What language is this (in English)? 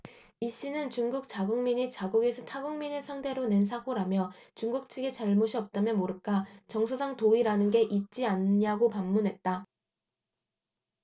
Korean